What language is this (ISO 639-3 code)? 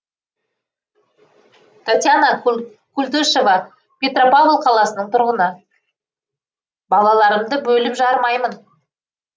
kaz